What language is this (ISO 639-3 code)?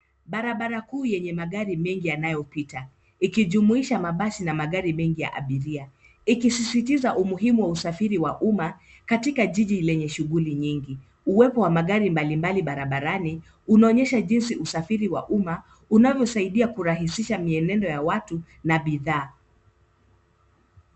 swa